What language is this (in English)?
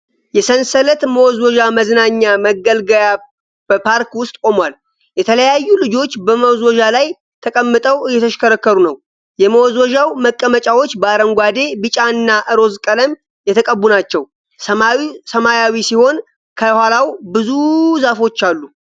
Amharic